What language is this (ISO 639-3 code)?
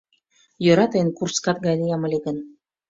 chm